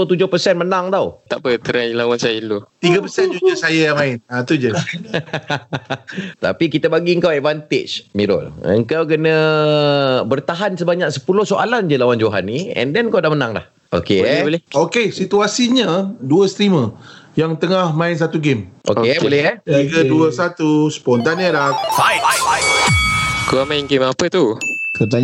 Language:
Malay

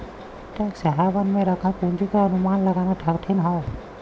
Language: Bhojpuri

